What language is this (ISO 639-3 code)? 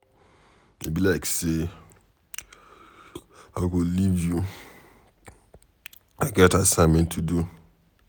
pcm